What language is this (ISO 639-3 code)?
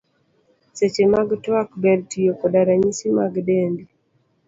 luo